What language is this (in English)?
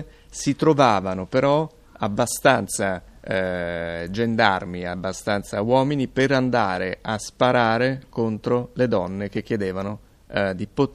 Italian